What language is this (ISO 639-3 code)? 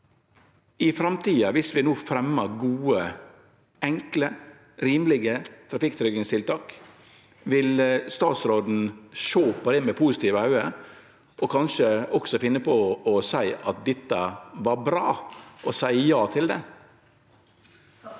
nor